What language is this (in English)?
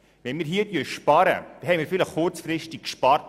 Swiss German